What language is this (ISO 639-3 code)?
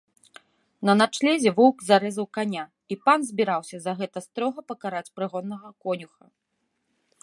bel